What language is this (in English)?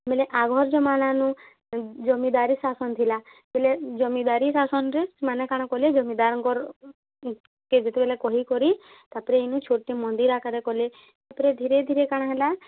Odia